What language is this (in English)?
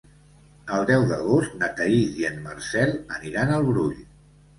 Catalan